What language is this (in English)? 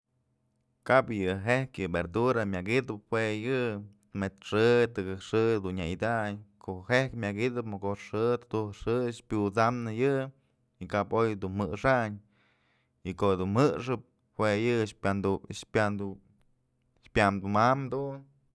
Mazatlán Mixe